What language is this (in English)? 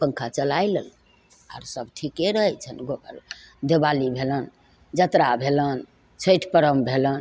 Maithili